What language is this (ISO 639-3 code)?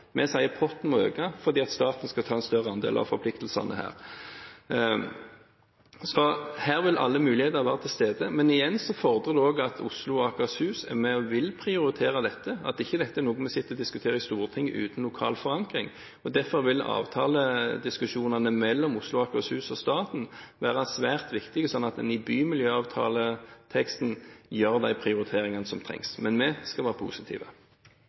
nob